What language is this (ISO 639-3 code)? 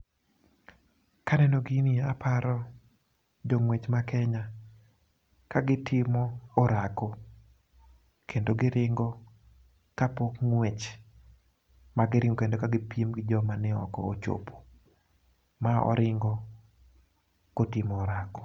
luo